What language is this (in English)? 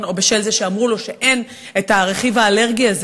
Hebrew